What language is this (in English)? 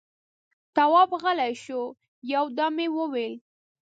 Pashto